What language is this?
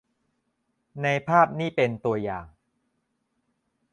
Thai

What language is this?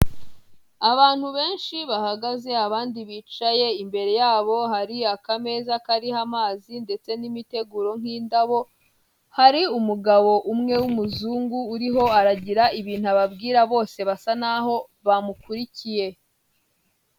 Kinyarwanda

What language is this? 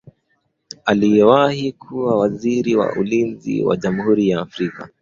Swahili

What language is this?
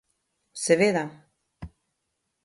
Slovenian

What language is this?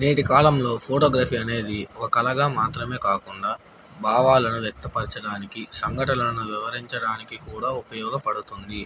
Telugu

